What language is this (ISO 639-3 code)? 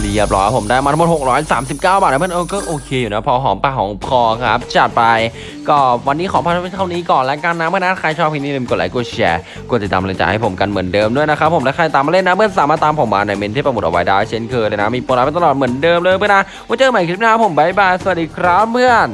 tha